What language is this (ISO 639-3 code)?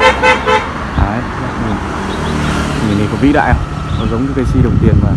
vie